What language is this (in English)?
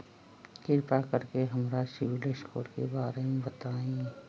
Magahi